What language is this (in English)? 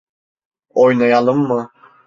Turkish